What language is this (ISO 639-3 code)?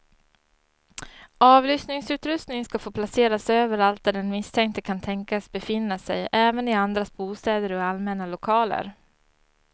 swe